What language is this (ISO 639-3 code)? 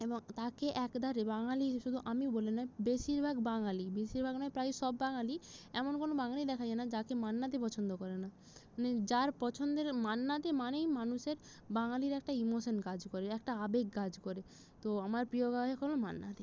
ben